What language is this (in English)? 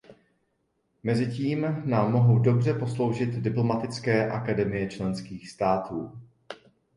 Czech